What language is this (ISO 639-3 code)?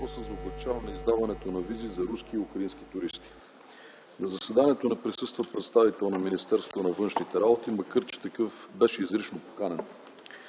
bul